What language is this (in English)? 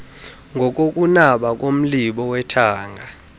Xhosa